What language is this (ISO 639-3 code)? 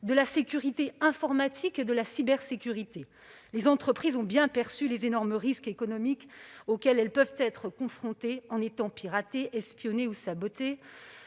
fra